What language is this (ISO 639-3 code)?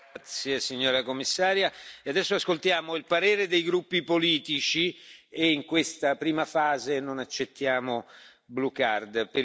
ita